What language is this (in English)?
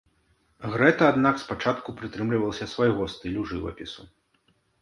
Belarusian